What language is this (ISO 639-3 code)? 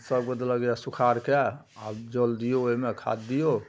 mai